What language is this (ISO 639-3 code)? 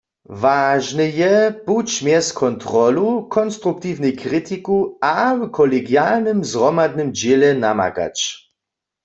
hsb